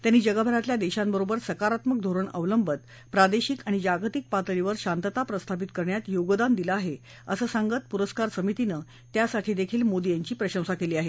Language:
Marathi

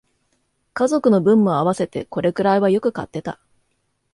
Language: Japanese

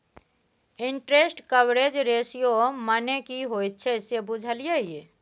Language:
Maithili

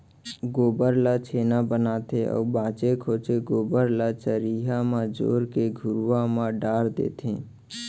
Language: Chhattisgarhi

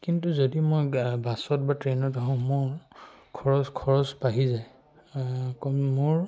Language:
Assamese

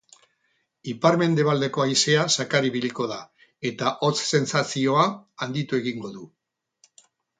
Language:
Basque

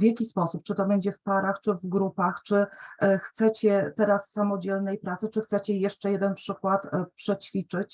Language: Polish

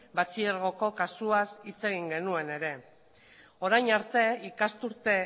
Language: Basque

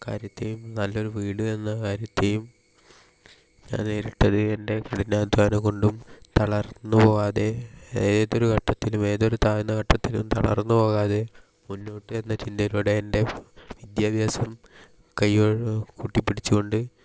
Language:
Malayalam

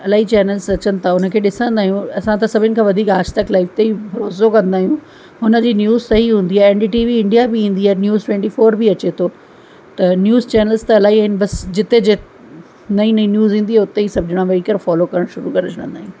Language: Sindhi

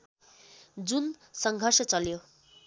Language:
Nepali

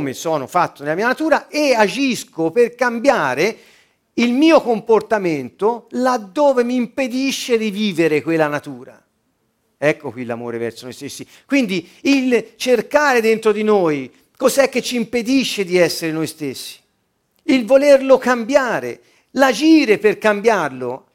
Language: Italian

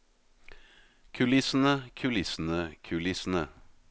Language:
Norwegian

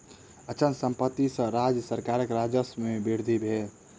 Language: Maithili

